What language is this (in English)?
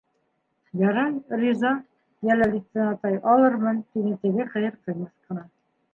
Bashkir